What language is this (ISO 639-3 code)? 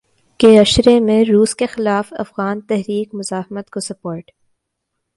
urd